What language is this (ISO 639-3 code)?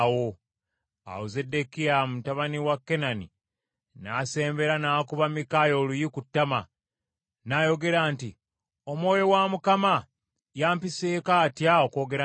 lug